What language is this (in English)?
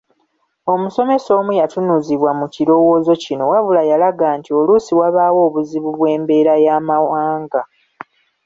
Ganda